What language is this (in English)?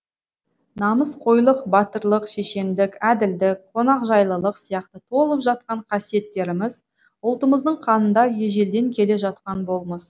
Kazakh